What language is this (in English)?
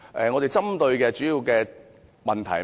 Cantonese